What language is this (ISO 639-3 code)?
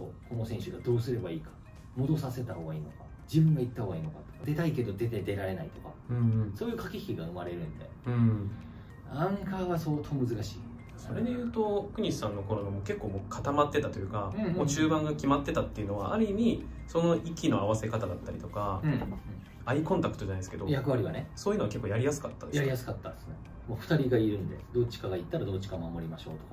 jpn